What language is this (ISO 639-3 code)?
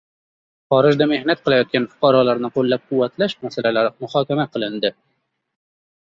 uzb